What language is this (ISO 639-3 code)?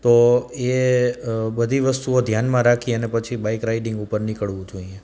guj